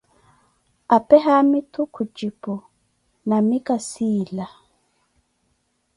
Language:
Koti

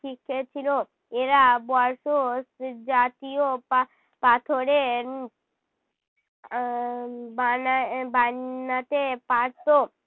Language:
Bangla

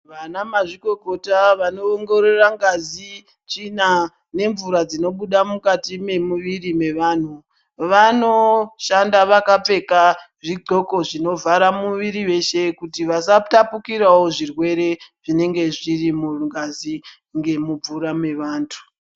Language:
Ndau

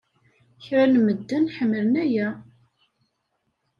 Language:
Kabyle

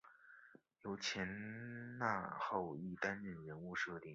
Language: Chinese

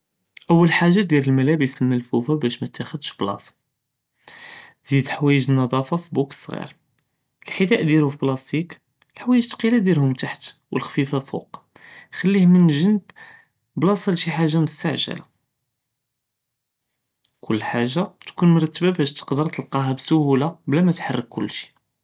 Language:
Judeo-Arabic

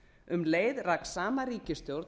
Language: Icelandic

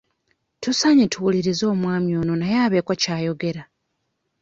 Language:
Ganda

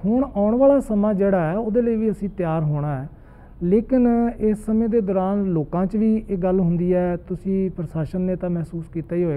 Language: Hindi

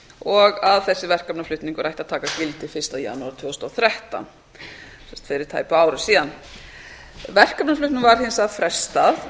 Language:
Icelandic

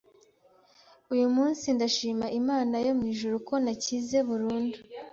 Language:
Kinyarwanda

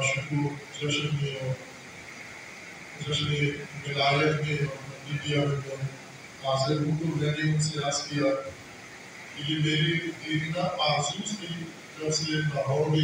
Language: Arabic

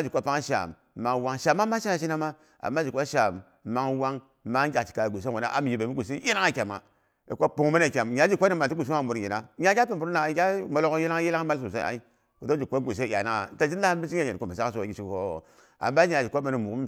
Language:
Boghom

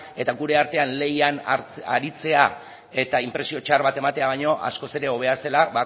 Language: Basque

